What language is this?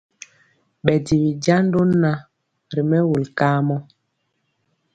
Mpiemo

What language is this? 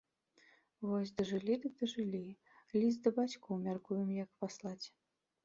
Belarusian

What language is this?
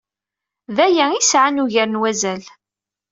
Kabyle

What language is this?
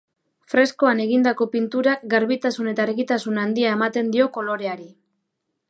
Basque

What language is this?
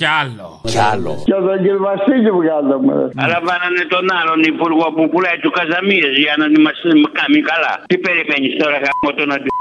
Greek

